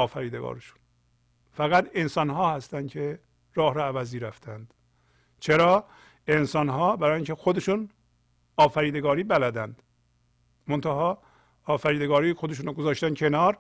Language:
Persian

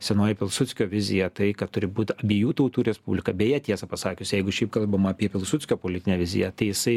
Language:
Lithuanian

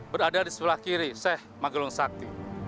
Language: Indonesian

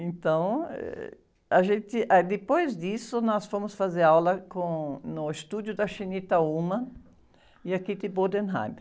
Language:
Portuguese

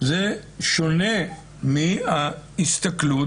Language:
Hebrew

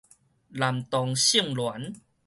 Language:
Min Nan Chinese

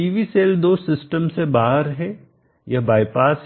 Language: Hindi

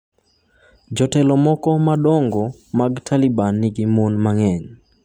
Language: Luo (Kenya and Tanzania)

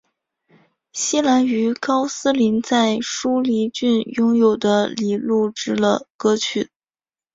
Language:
Chinese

